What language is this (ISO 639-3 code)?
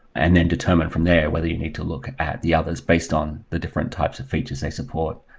eng